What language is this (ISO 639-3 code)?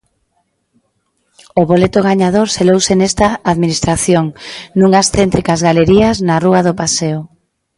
glg